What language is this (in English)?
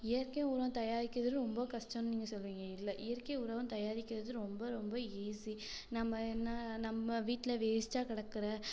Tamil